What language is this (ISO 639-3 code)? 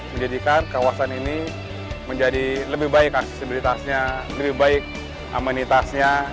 ind